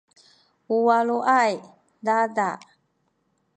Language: Sakizaya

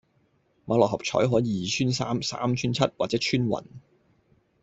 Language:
Cantonese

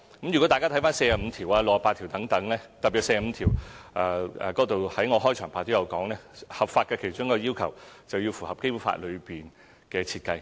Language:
Cantonese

